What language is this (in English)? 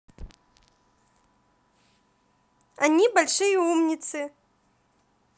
Russian